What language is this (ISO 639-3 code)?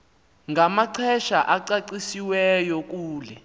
xho